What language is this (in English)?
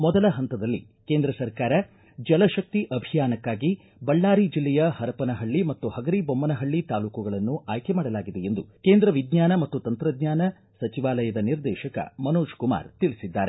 Kannada